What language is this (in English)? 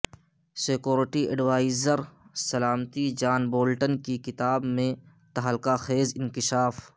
Urdu